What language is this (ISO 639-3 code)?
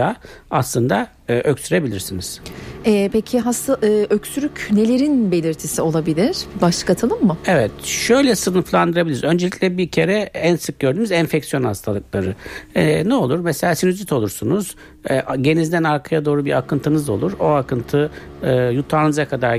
tur